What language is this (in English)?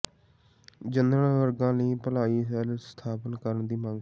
Punjabi